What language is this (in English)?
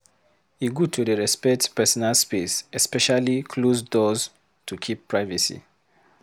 Nigerian Pidgin